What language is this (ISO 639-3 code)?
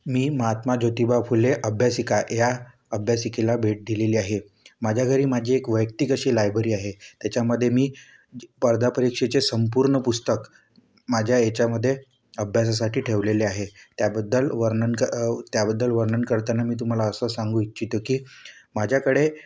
mar